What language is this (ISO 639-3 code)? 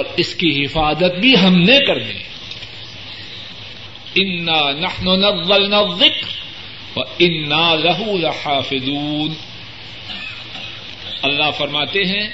urd